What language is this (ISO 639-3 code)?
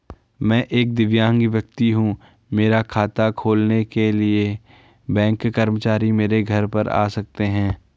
hin